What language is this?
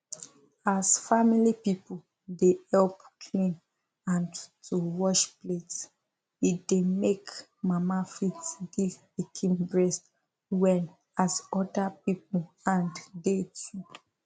Nigerian Pidgin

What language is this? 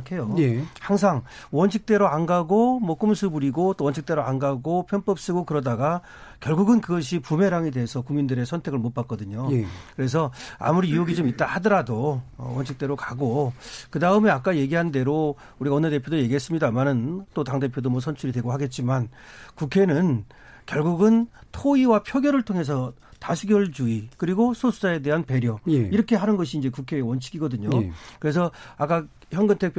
Korean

